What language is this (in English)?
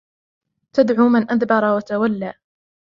Arabic